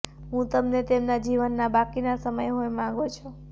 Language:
Gujarati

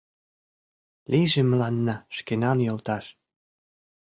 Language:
Mari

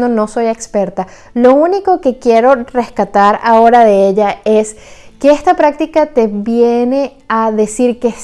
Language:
Spanish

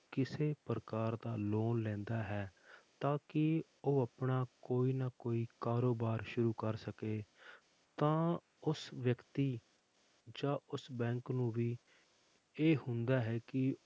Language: Punjabi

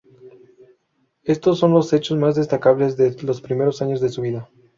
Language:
Spanish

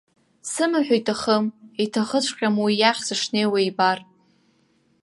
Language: Abkhazian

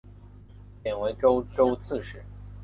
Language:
Chinese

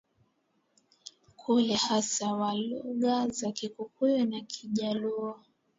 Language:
Swahili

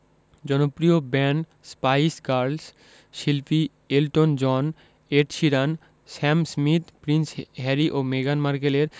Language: Bangla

